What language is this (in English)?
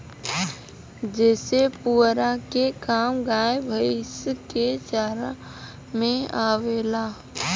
Bhojpuri